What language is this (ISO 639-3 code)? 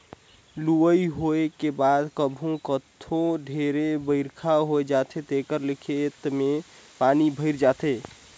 hne